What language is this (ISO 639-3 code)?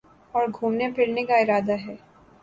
urd